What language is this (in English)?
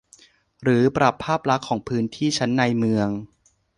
Thai